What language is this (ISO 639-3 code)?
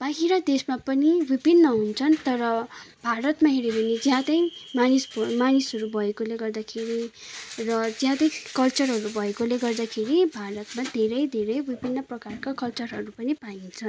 nep